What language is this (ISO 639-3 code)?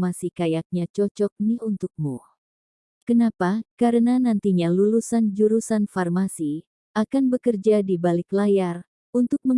ind